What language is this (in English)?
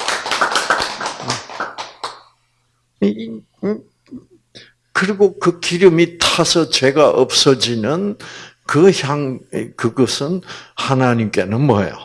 Korean